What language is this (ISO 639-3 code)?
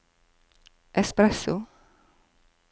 nor